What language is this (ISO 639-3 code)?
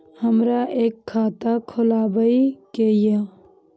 mai